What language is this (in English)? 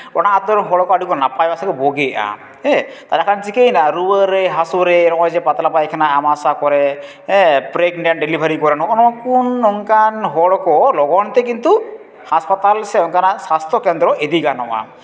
Santali